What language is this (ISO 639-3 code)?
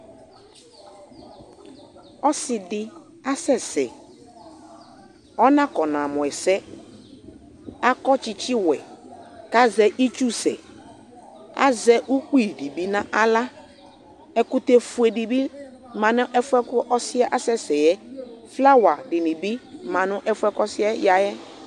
kpo